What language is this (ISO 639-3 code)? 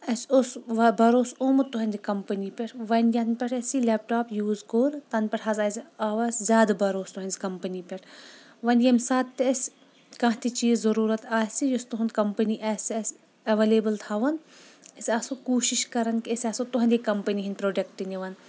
kas